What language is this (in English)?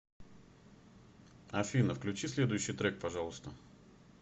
Russian